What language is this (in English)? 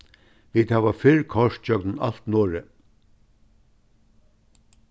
Faroese